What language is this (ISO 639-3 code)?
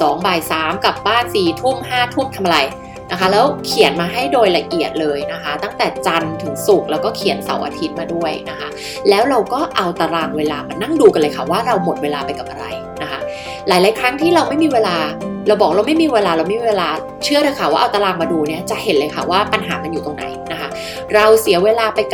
tha